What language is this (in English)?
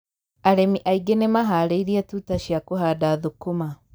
Kikuyu